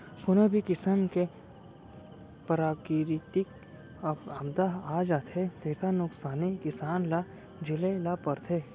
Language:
Chhattisgarhi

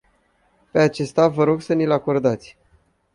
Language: Romanian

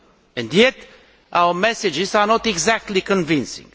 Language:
English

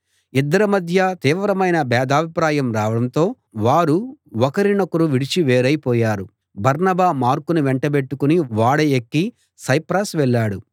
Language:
Telugu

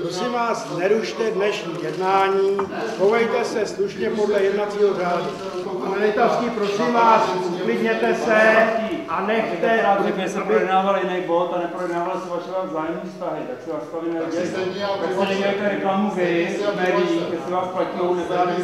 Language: Czech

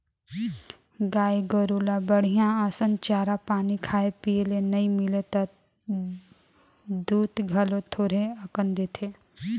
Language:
Chhattisgarhi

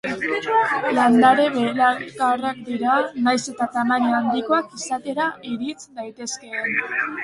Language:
Basque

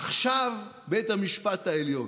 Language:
Hebrew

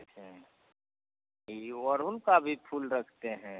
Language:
Hindi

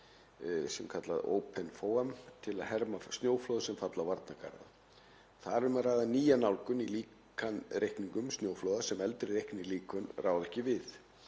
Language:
Icelandic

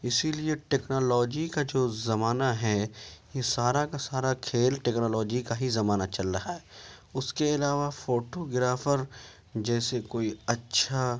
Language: Urdu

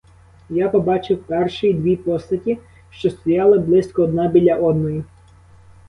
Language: Ukrainian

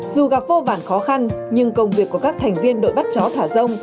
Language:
Vietnamese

